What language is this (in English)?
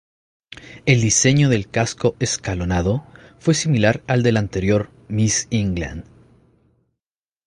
Spanish